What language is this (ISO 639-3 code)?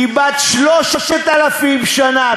heb